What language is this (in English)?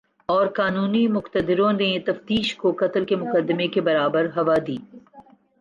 Urdu